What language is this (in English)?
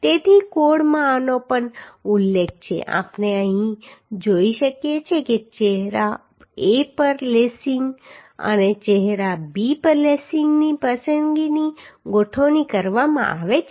Gujarati